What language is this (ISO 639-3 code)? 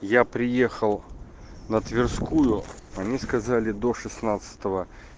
rus